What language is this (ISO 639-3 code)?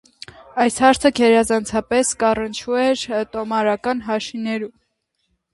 hye